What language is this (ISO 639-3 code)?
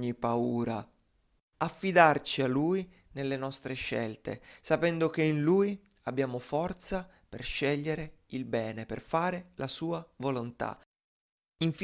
ita